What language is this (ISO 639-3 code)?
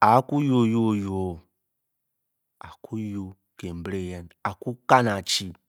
bky